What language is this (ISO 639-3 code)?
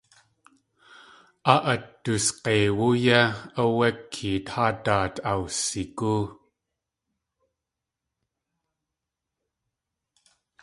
tli